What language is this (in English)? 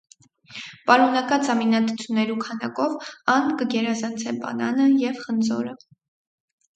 Armenian